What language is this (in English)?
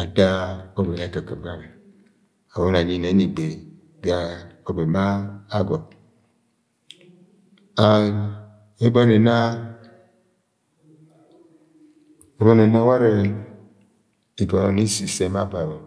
Agwagwune